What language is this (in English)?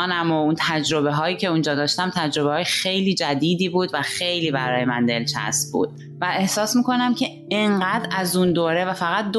Persian